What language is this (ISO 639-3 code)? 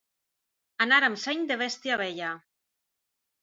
cat